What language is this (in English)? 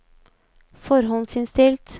Norwegian